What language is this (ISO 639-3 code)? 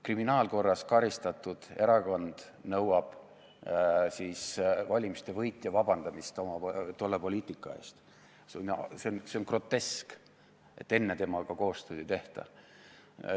est